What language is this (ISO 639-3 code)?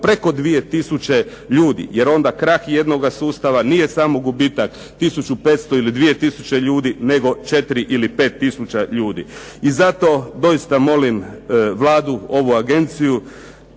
hrv